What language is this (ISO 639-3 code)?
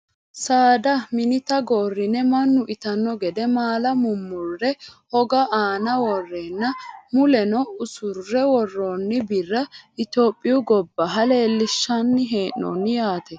sid